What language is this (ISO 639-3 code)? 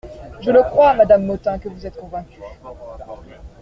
fra